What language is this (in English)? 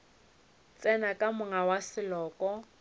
Northern Sotho